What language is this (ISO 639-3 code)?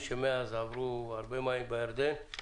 heb